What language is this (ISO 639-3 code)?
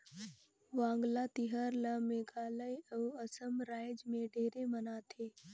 hne